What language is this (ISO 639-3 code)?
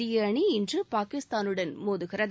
tam